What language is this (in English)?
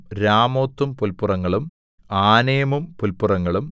Malayalam